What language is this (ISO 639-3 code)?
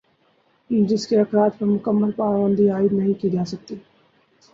urd